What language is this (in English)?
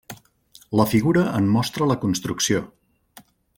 Catalan